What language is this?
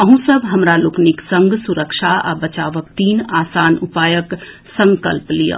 Maithili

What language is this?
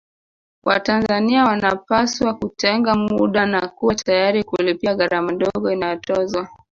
Swahili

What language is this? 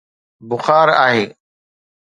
Sindhi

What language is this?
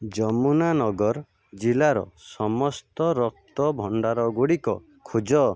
Odia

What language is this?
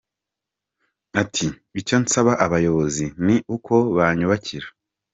Kinyarwanda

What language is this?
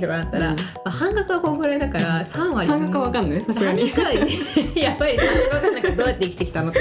Japanese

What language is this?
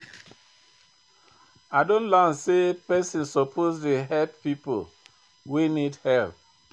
Nigerian Pidgin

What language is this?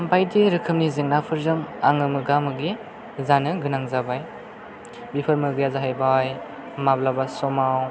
Bodo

